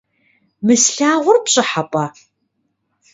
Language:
Kabardian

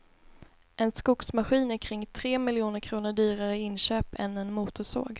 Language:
Swedish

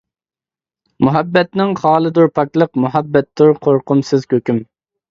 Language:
Uyghur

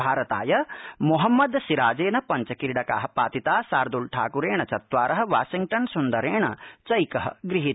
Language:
Sanskrit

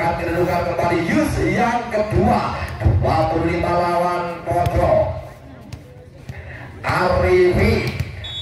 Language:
Indonesian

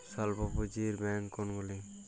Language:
Bangla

